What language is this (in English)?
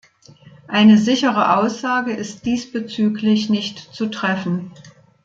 German